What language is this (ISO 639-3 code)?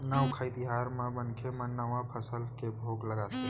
hne